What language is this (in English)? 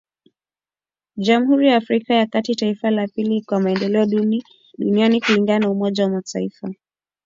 Swahili